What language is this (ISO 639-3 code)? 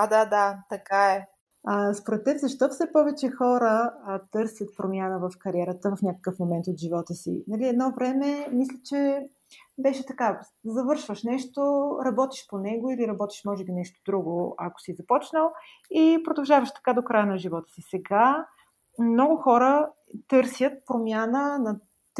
bul